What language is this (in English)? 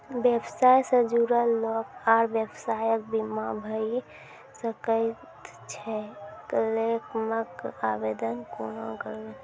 Maithili